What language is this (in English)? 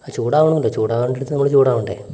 Malayalam